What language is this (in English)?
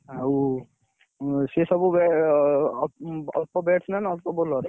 Odia